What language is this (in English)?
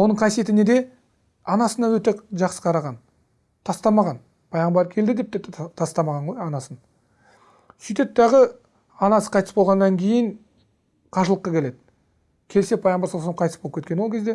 Turkish